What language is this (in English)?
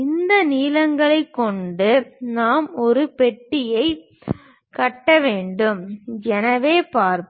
Tamil